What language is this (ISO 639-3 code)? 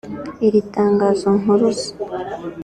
kin